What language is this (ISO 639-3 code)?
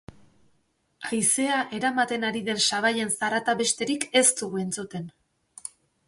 eus